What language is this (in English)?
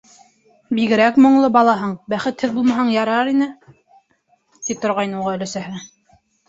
Bashkir